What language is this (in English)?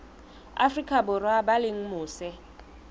Southern Sotho